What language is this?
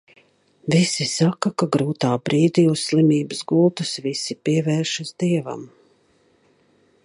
Latvian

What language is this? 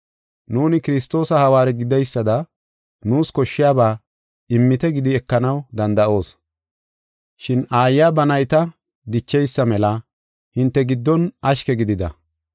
Gofa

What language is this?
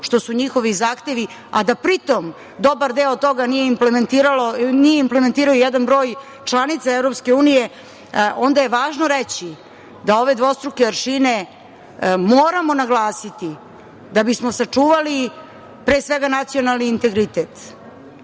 Serbian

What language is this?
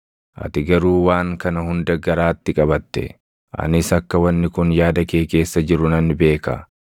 Oromo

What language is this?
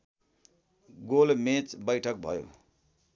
Nepali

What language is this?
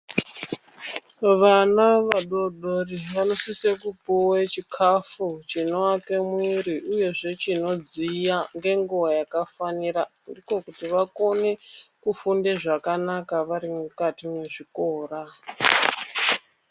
Ndau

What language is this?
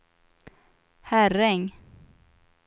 Swedish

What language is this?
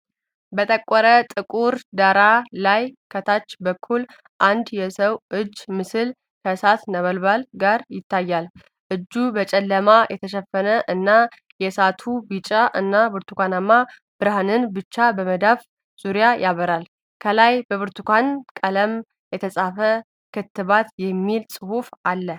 Amharic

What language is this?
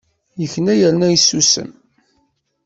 Kabyle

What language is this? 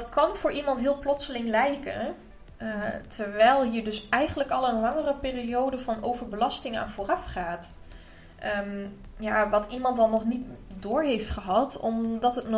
Dutch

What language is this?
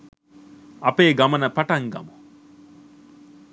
Sinhala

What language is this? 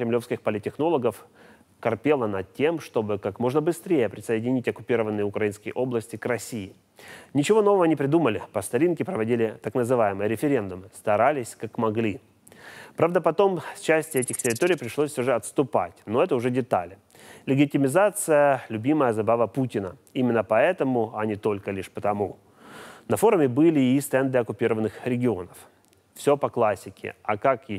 Russian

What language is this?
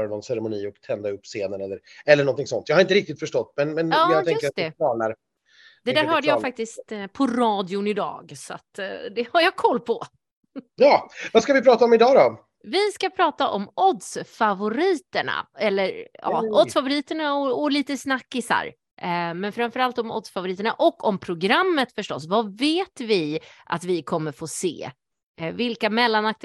Swedish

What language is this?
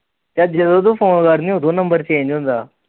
Punjabi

